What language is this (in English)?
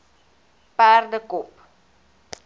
Afrikaans